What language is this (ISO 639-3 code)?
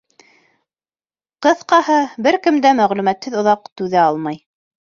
bak